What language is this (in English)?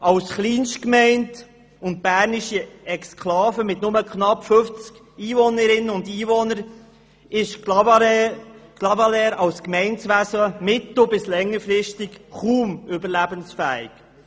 Swiss German